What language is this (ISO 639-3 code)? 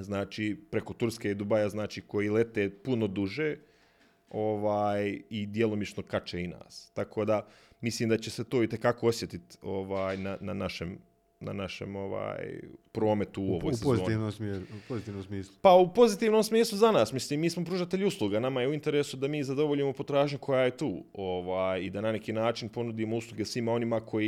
hrv